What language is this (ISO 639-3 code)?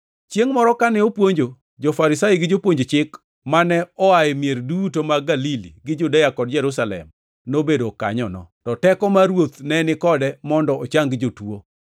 luo